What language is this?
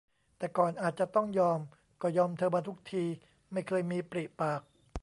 Thai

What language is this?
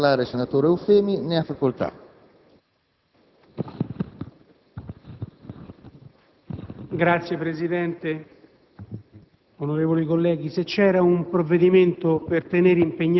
Italian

